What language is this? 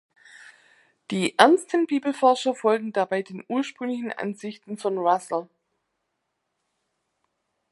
German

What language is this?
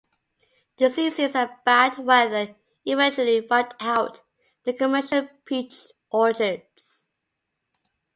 English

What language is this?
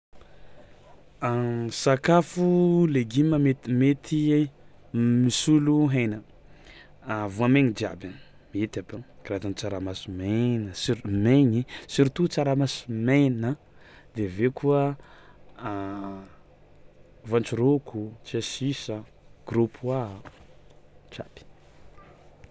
Tsimihety Malagasy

